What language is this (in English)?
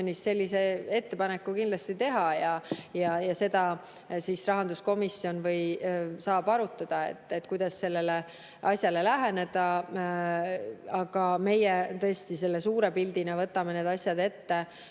Estonian